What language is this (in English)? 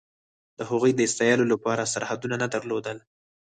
Pashto